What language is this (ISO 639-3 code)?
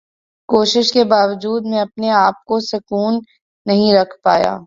urd